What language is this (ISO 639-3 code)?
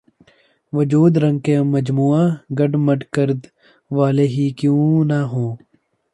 urd